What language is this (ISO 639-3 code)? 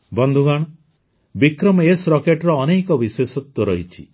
ori